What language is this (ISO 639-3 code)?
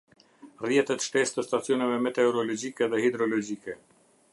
sqi